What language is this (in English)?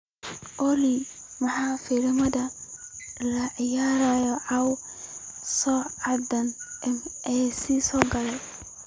Somali